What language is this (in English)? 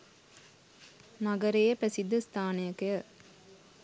Sinhala